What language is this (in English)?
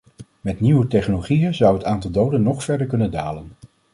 Dutch